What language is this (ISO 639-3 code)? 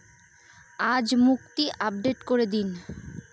ben